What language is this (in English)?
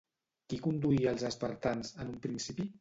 Catalan